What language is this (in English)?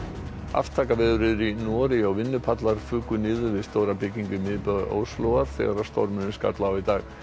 Icelandic